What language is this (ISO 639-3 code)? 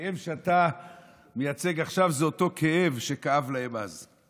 heb